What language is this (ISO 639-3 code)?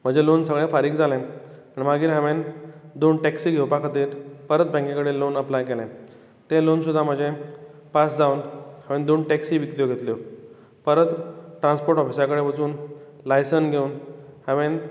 kok